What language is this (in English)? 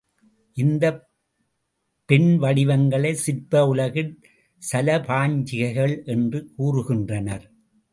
Tamil